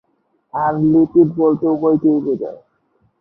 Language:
Bangla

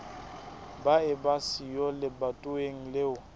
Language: Southern Sotho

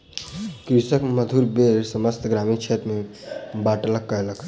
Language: Maithili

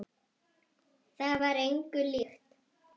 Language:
Icelandic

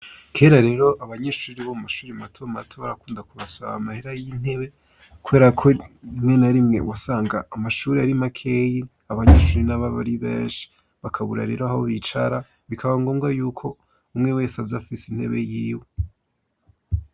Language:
Rundi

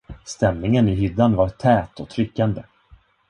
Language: Swedish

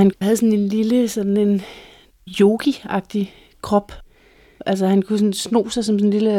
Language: Danish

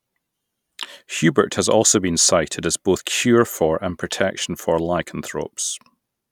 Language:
English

